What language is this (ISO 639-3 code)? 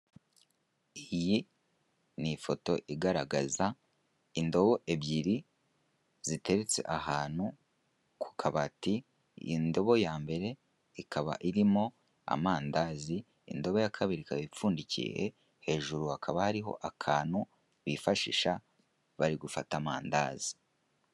kin